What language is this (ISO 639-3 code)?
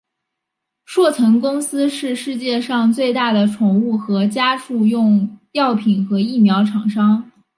zho